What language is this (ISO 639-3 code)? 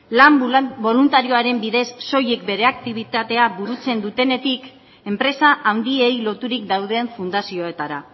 eus